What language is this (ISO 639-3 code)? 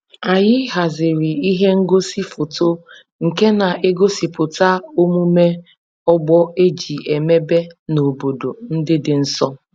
ibo